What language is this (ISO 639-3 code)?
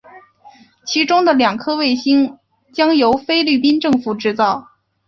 zho